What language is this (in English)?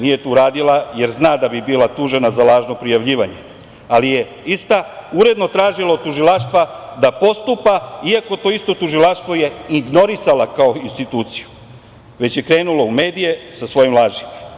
Serbian